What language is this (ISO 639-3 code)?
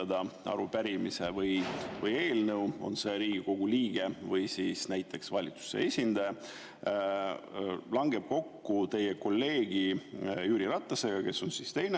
est